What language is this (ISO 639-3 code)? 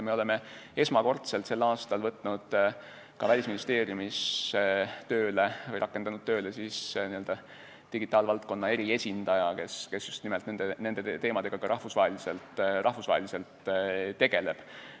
est